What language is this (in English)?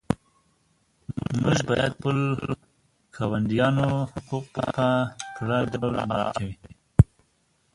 Pashto